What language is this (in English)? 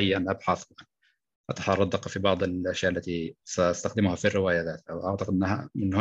Arabic